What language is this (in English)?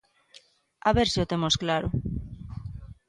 Galician